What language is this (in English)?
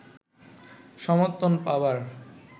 Bangla